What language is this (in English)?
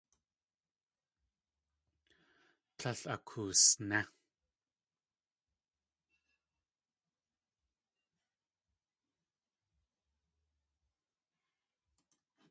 Tlingit